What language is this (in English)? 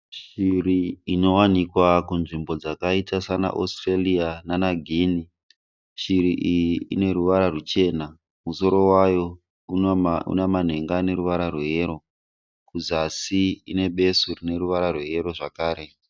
Shona